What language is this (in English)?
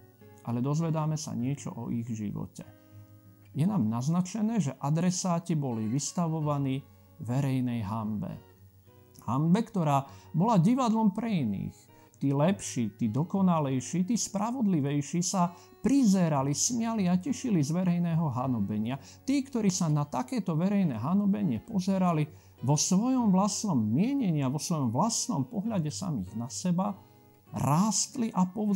Slovak